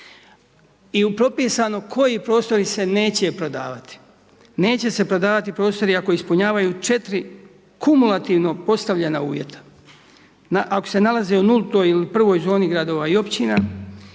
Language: Croatian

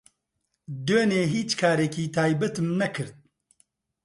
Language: Central Kurdish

